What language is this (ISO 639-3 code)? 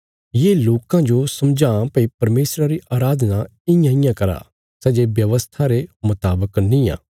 kfs